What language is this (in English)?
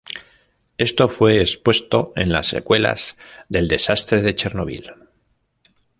Spanish